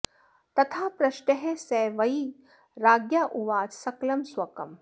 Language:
Sanskrit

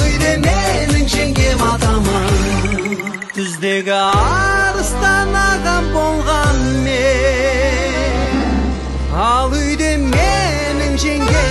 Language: Turkish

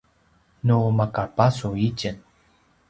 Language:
Paiwan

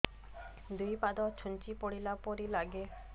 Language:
Odia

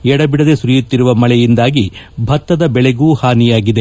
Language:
Kannada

